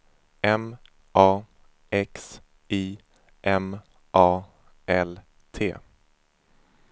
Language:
Swedish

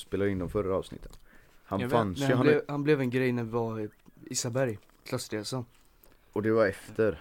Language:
Swedish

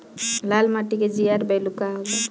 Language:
Bhojpuri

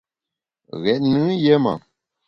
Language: Bamun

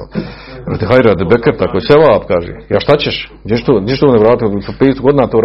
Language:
Croatian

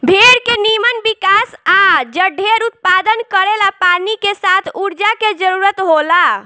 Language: Bhojpuri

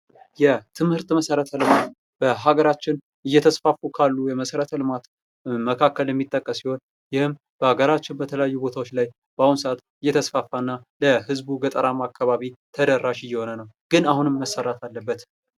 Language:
Amharic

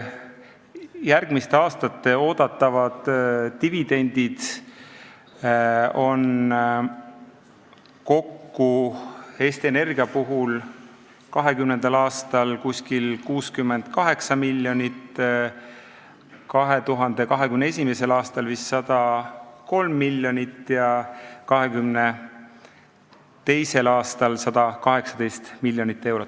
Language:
Estonian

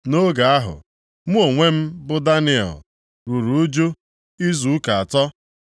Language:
Igbo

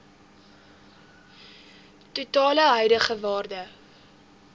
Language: Afrikaans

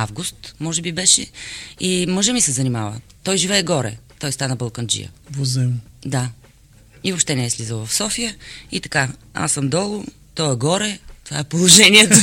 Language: Bulgarian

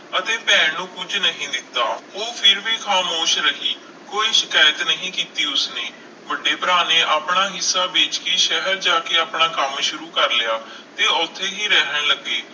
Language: Punjabi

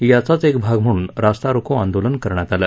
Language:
Marathi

